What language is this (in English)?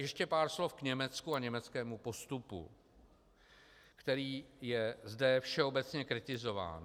Czech